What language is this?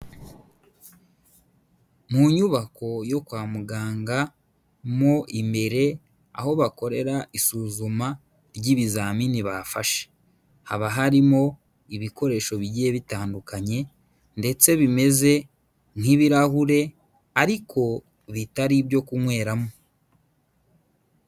Kinyarwanda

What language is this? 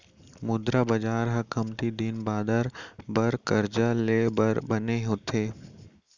Chhattisgarhi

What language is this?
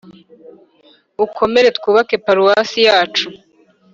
Kinyarwanda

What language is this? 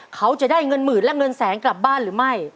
Thai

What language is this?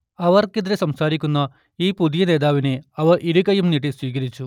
Malayalam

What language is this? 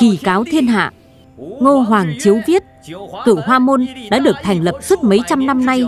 Vietnamese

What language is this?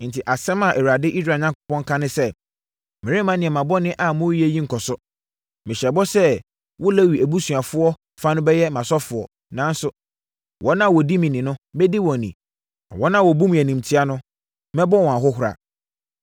Akan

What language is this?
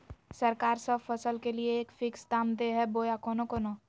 Magahi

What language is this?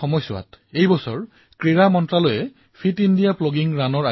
Assamese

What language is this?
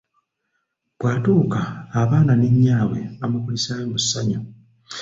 Ganda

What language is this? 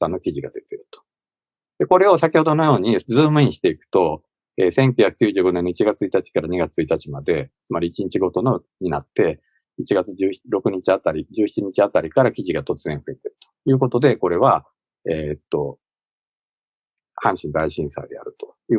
Japanese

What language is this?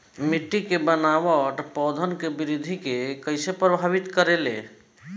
Bhojpuri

